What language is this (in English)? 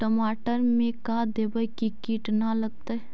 Magahi